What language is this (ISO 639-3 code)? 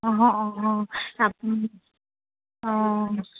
asm